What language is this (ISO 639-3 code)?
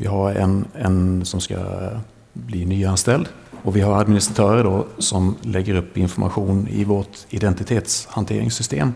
swe